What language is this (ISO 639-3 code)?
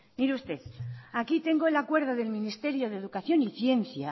spa